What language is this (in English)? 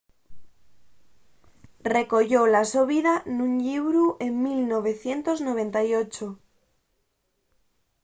Asturian